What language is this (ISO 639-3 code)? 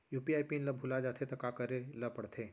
hne